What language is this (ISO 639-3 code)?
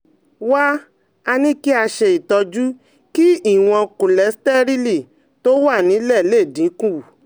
yor